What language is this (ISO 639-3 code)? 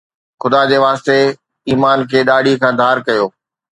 snd